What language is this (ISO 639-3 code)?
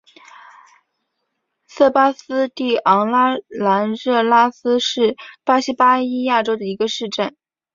zho